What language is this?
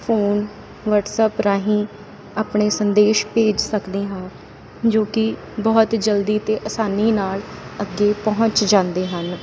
Punjabi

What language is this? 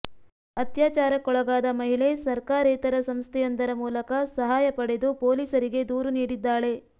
Kannada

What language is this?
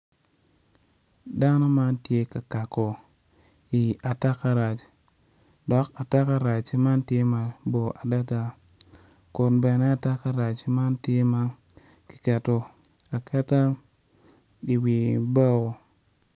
Acoli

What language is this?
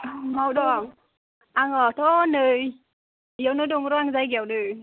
Bodo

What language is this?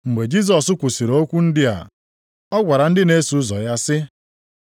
Igbo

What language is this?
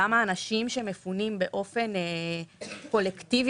Hebrew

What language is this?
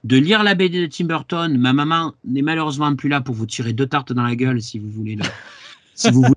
French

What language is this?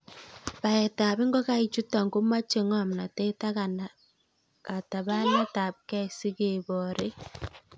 Kalenjin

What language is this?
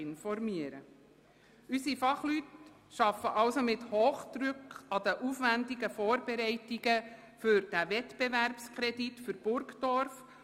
Swiss German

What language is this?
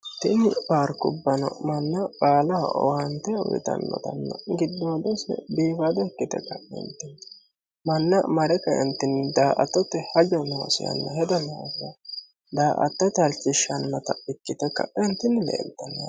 Sidamo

